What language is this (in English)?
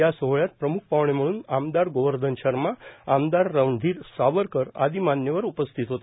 Marathi